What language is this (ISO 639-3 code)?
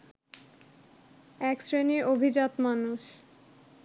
ben